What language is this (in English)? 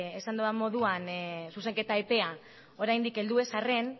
Basque